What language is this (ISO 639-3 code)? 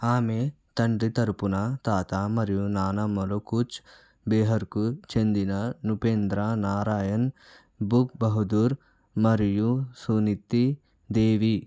tel